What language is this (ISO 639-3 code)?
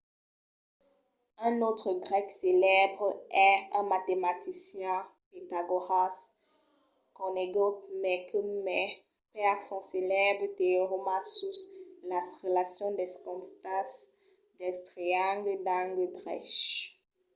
oci